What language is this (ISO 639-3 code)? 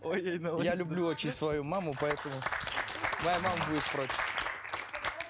kaz